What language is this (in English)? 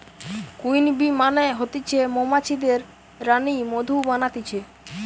Bangla